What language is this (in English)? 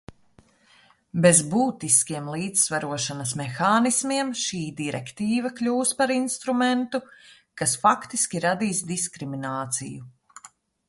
Latvian